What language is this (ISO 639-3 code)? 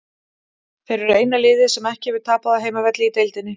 isl